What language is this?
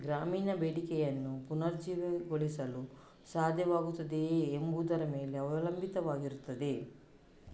Kannada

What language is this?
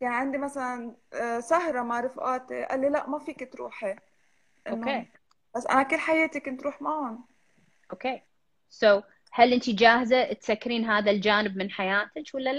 Arabic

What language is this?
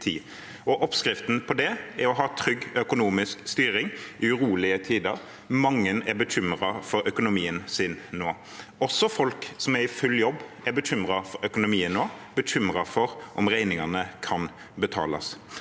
Norwegian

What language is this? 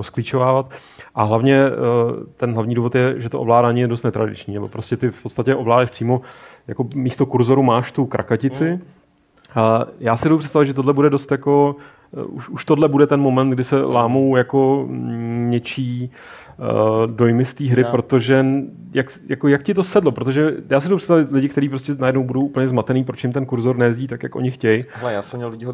Czech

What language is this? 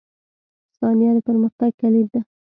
Pashto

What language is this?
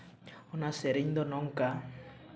Santali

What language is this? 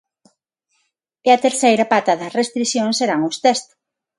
Galician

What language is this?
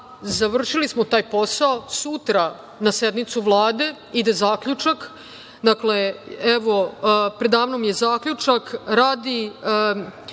Serbian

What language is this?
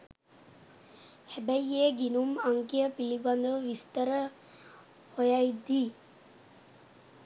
Sinhala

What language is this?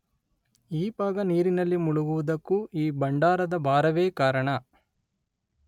Kannada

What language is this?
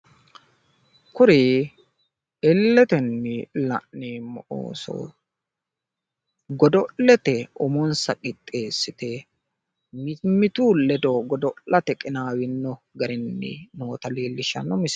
Sidamo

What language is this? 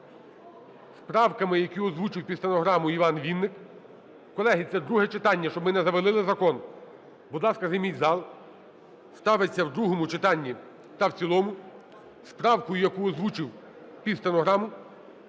Ukrainian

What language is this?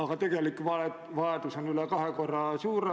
Estonian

